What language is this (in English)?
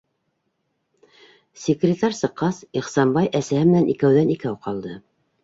Bashkir